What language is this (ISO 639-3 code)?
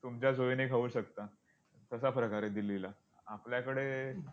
mar